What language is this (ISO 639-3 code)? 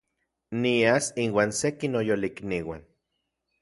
ncx